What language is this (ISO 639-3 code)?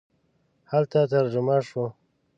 pus